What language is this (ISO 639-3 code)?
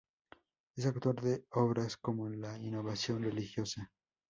spa